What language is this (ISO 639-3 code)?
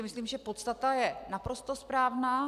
ces